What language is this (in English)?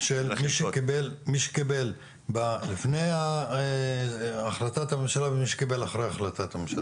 Hebrew